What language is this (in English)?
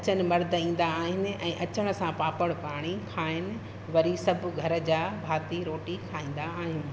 Sindhi